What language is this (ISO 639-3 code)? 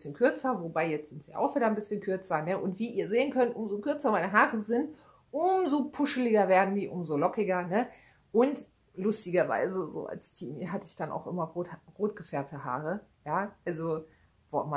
deu